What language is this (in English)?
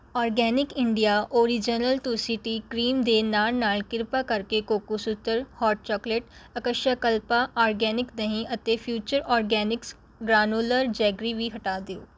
Punjabi